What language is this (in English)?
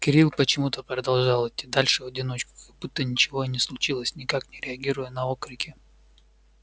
Russian